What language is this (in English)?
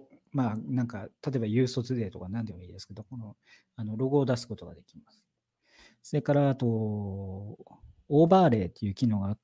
Japanese